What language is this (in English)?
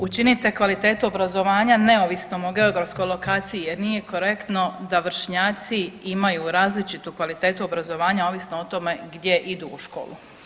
Croatian